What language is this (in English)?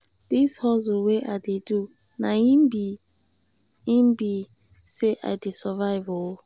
Nigerian Pidgin